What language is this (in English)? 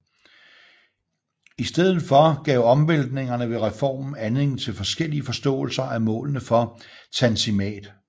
Danish